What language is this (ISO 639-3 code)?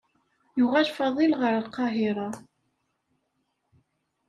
kab